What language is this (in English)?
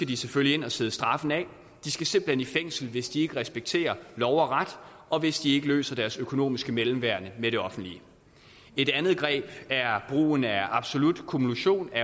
Danish